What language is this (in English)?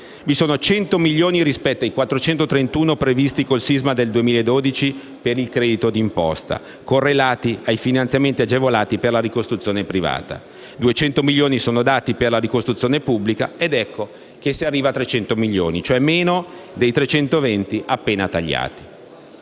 Italian